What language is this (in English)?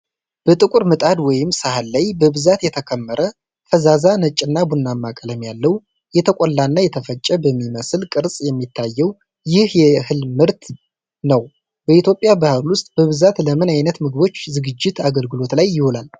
Amharic